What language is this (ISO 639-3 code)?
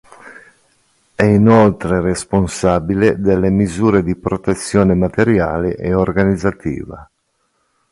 ita